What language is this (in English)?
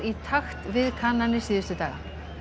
Icelandic